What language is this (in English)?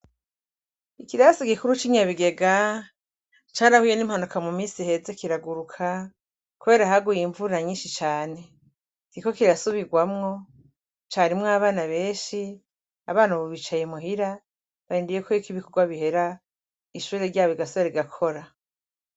Rundi